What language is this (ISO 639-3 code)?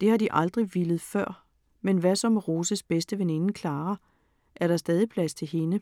dan